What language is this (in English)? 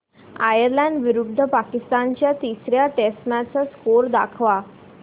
Marathi